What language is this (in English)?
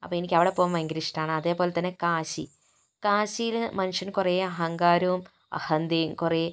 Malayalam